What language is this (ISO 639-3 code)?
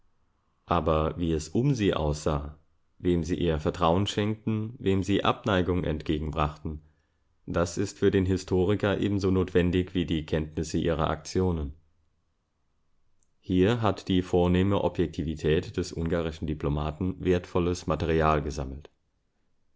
deu